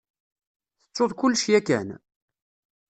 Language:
Kabyle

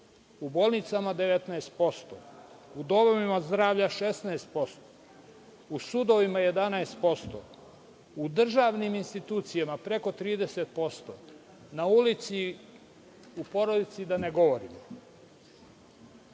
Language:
Serbian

